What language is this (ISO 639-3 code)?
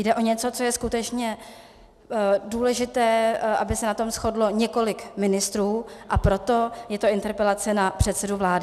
ces